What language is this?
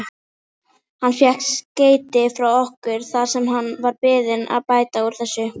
Icelandic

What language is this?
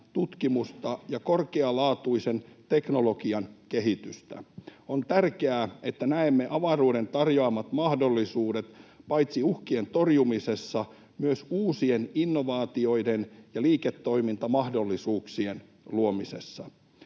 Finnish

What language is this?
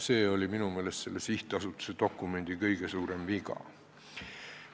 Estonian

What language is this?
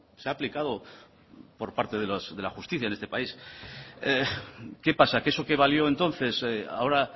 Spanish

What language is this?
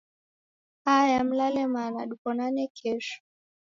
Taita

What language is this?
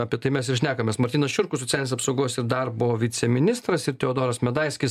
Lithuanian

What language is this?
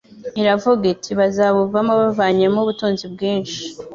Kinyarwanda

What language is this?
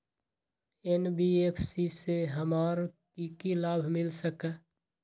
Magahi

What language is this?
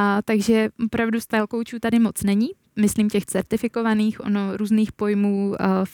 Czech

